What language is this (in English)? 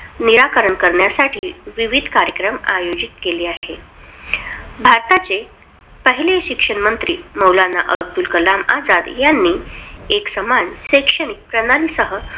Marathi